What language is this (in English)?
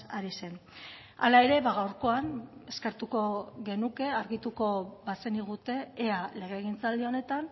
Basque